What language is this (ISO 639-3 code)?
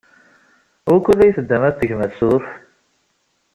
kab